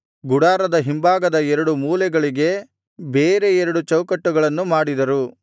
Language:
Kannada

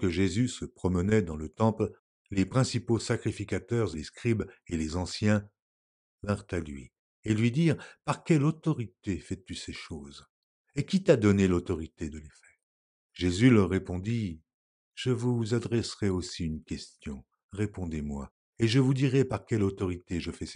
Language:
French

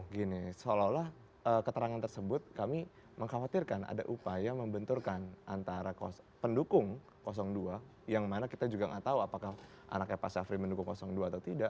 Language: Indonesian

